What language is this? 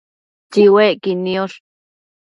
Matsés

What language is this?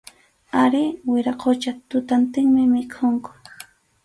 Arequipa-La Unión Quechua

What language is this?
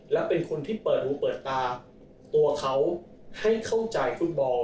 Thai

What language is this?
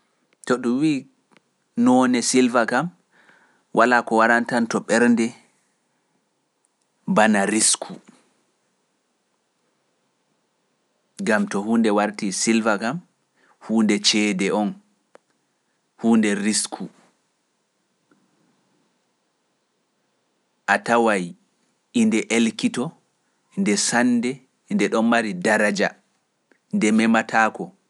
Pular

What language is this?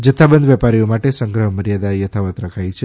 Gujarati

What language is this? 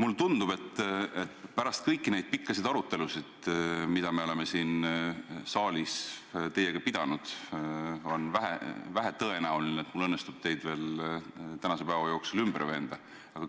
Estonian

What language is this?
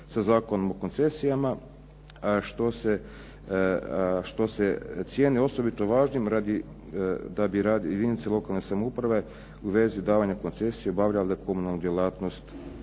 Croatian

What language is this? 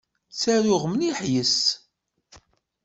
Kabyle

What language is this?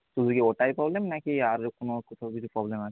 Bangla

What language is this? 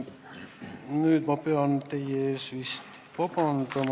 Estonian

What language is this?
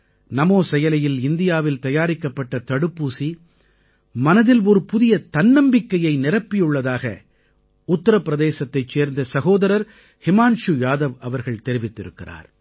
Tamil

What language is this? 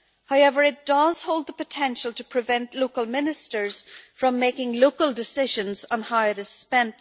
English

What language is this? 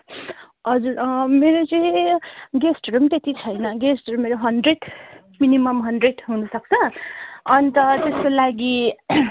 Nepali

